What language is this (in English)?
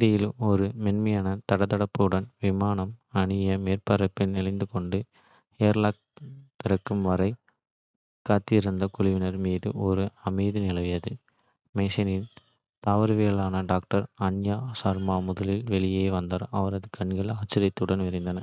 Kota (India)